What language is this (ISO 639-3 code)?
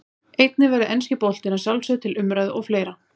isl